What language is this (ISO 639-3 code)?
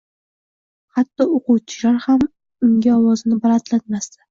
uzb